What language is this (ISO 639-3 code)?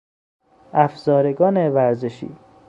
fas